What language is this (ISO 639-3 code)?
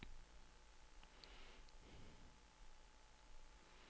dan